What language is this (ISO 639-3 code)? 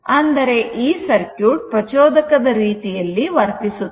kan